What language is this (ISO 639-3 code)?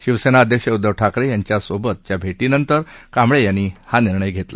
mar